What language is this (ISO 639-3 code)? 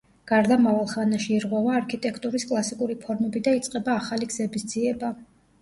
kat